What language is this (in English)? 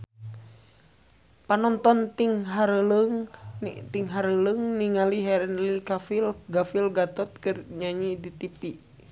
Sundanese